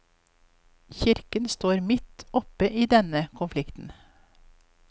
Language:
Norwegian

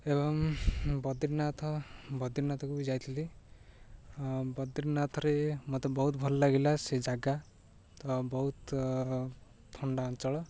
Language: Odia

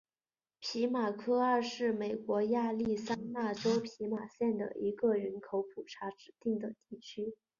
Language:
Chinese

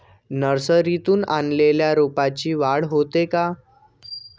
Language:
Marathi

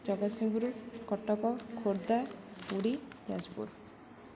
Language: Odia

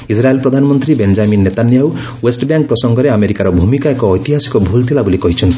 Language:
Odia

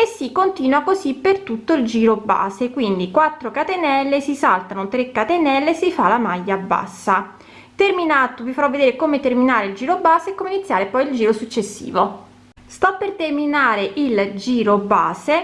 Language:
Italian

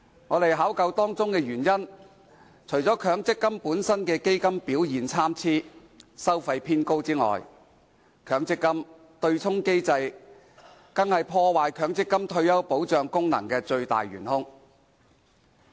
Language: Cantonese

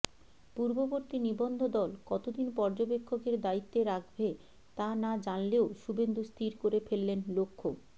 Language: Bangla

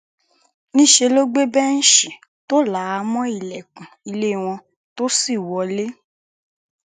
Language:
Yoruba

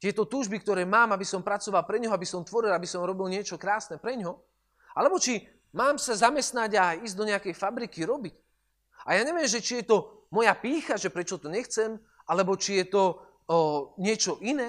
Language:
Slovak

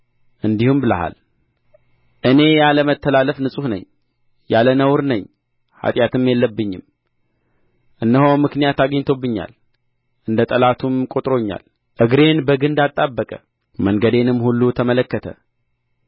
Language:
Amharic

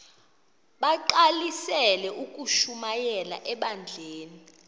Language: Xhosa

